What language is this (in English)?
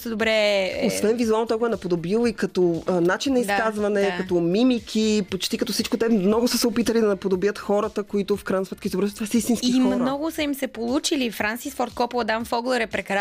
Bulgarian